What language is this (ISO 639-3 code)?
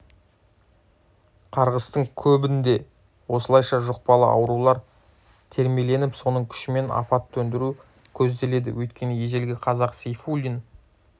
kaz